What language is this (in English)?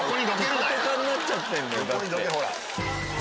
Japanese